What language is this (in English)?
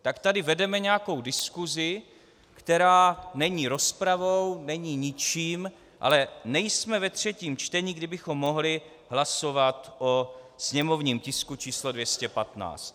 Czech